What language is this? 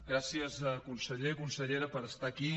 Catalan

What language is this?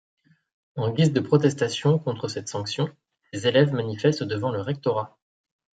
French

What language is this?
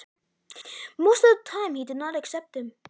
Icelandic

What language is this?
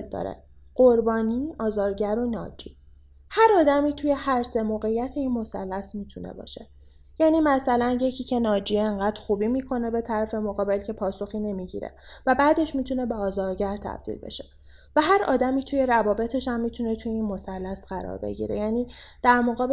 Persian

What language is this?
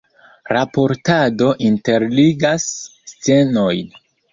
Esperanto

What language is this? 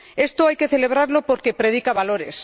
Spanish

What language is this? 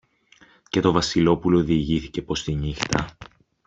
Greek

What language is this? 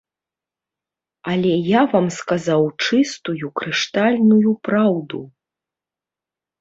Belarusian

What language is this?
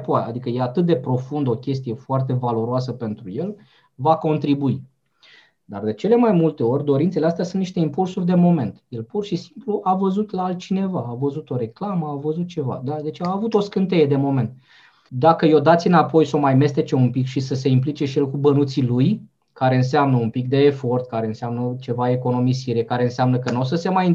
Romanian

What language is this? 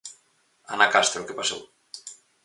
Galician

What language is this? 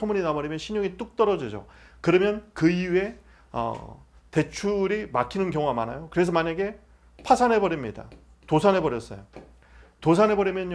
Korean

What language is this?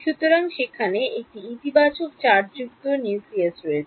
Bangla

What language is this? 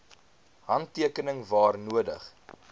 Afrikaans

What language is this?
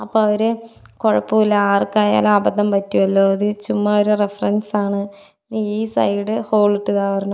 Malayalam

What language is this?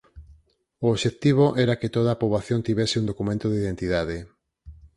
Galician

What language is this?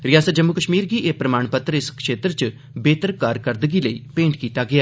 Dogri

